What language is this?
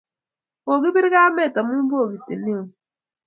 Kalenjin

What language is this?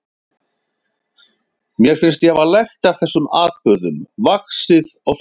Icelandic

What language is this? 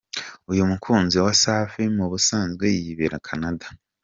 Kinyarwanda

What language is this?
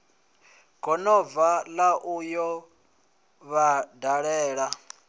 Venda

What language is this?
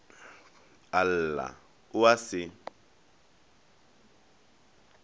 Northern Sotho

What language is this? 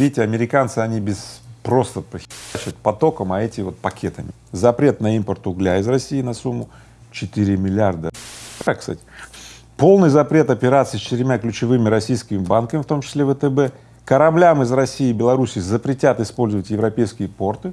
Russian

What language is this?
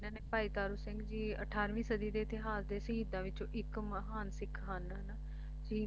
Punjabi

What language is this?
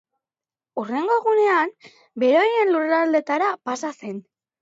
Basque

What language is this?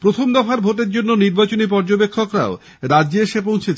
Bangla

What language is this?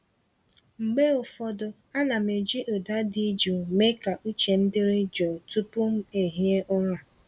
Igbo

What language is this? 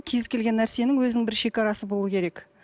Kazakh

